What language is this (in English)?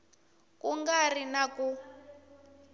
Tsonga